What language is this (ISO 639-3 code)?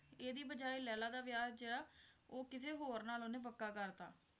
pan